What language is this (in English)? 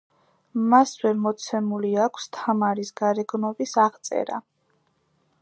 Georgian